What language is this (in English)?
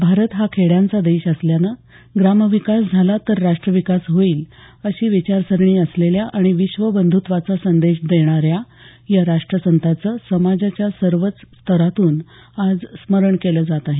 Marathi